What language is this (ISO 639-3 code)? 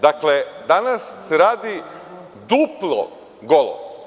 srp